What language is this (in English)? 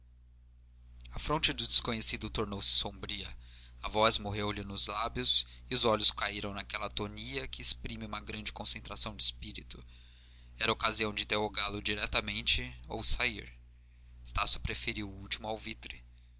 Portuguese